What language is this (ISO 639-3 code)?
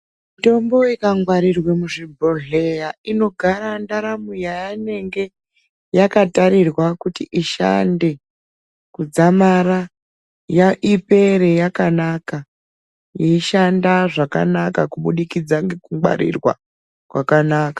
ndc